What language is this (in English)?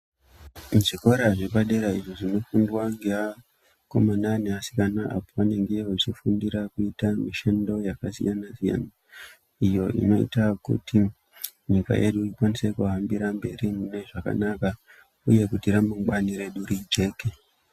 Ndau